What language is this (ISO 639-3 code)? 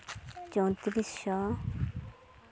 sat